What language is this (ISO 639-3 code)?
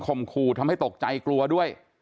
tha